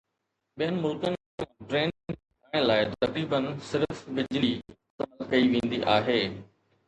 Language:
Sindhi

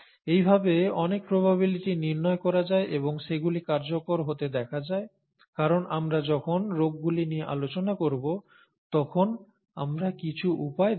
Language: Bangla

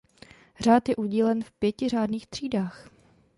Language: Czech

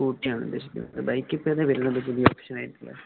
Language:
Malayalam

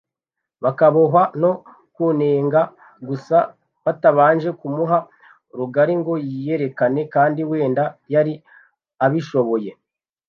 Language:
Kinyarwanda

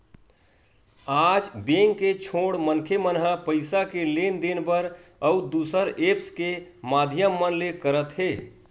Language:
Chhattisgarhi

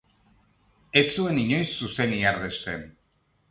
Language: Basque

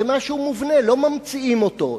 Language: Hebrew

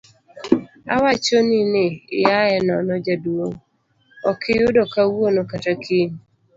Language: Luo (Kenya and Tanzania)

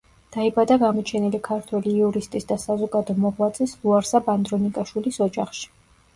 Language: Georgian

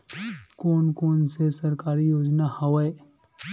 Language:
Chhattisgarhi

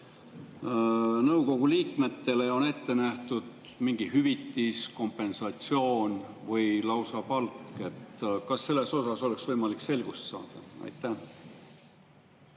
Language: Estonian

